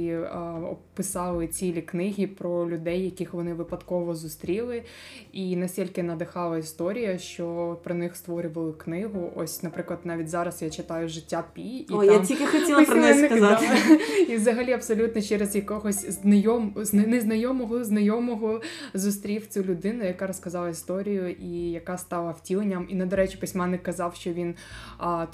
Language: Ukrainian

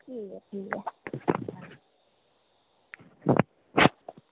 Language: Dogri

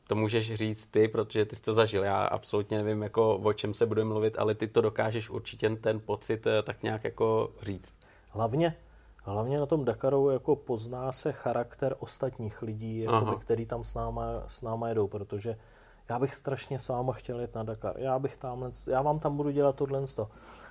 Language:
Czech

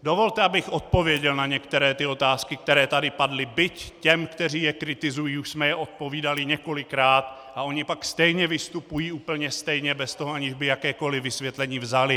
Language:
Czech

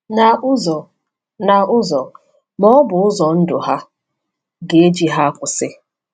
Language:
Igbo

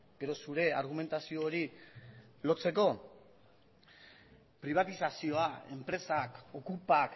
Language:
Basque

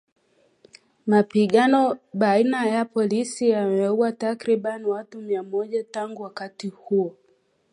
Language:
Swahili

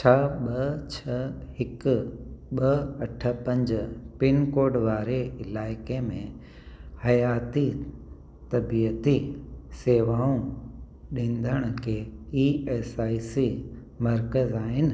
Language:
Sindhi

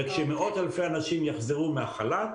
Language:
Hebrew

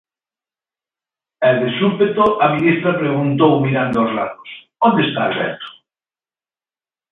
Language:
Galician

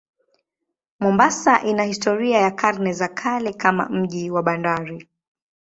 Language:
Swahili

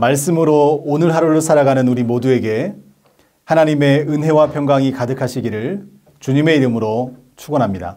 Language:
Korean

